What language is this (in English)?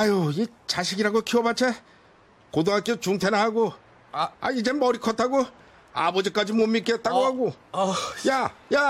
Korean